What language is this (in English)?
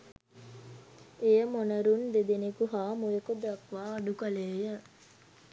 Sinhala